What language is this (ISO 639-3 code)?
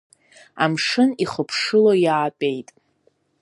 abk